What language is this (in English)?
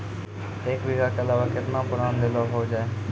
Maithili